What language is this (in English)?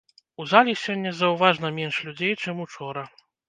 Belarusian